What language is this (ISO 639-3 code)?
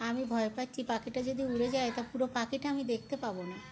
ben